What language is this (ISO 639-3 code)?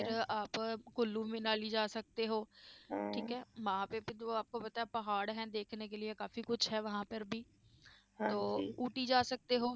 pan